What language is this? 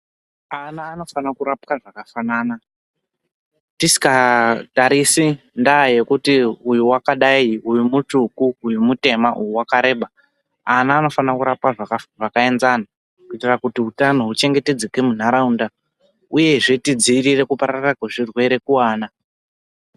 Ndau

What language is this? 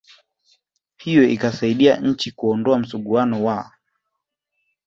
Swahili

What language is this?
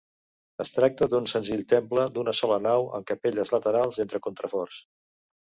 Catalan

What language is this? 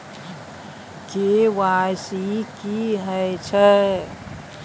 Maithili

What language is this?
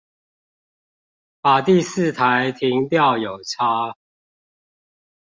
Chinese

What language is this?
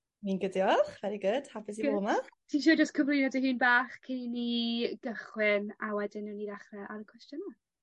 Welsh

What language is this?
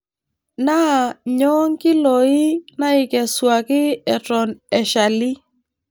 Masai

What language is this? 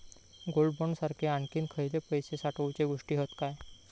Marathi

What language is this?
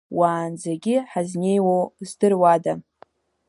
Abkhazian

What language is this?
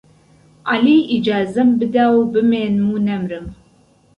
Central Kurdish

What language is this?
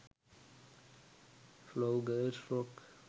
Sinhala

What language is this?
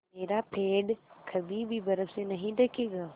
Hindi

